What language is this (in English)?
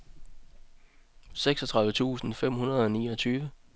Danish